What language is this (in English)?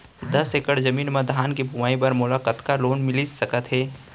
Chhattisgarhi